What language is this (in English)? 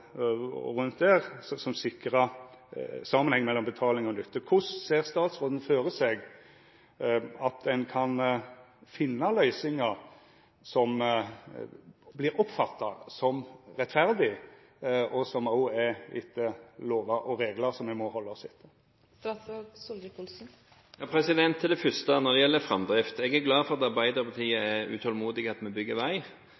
Norwegian